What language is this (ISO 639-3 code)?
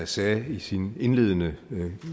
dan